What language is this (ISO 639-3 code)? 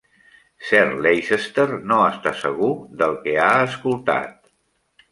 cat